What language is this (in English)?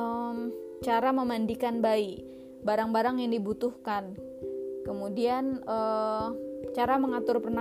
Indonesian